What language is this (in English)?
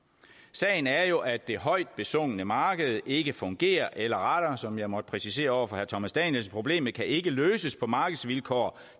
Danish